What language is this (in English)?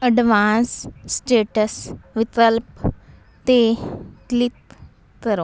Punjabi